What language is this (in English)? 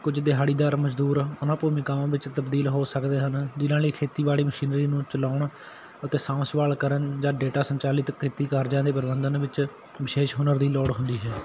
Punjabi